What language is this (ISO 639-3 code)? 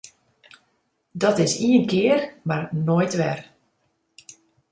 fry